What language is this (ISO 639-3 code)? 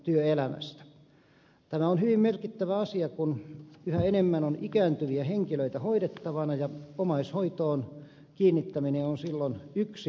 fin